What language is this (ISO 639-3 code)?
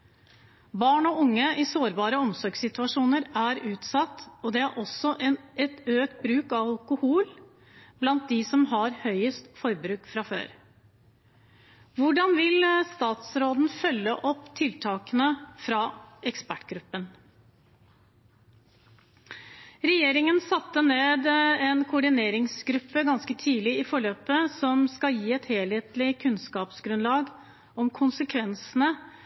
nob